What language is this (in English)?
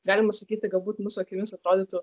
Lithuanian